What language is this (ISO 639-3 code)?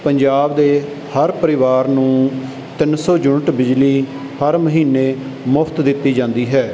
pan